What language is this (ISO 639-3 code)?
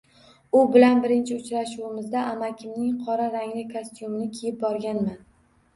uzb